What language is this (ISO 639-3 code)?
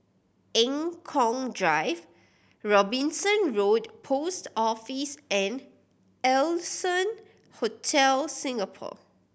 eng